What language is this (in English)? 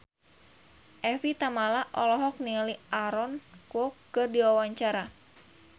Sundanese